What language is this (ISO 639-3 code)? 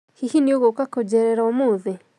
kik